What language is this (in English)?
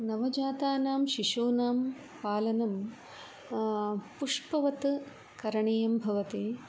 Sanskrit